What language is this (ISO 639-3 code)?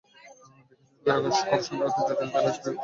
ben